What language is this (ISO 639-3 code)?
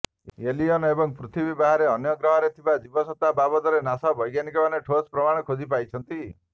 ori